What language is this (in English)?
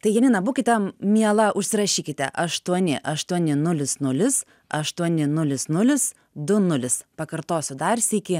Lithuanian